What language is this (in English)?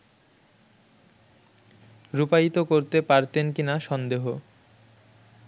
Bangla